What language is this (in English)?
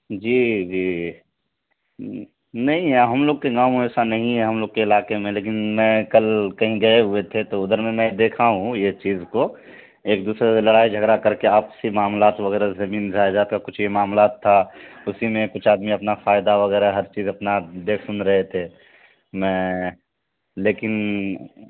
Urdu